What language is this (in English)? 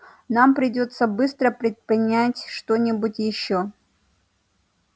Russian